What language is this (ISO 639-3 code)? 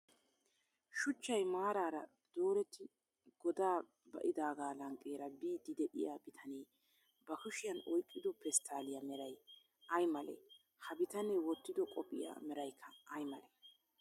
wal